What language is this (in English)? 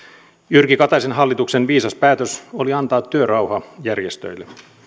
Finnish